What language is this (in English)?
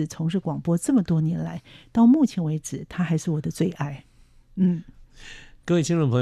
Chinese